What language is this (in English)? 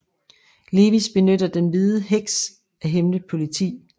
Danish